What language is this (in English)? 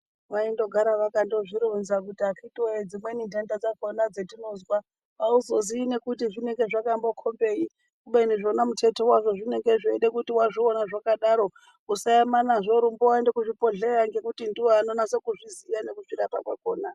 Ndau